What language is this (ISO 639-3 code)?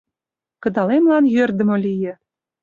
chm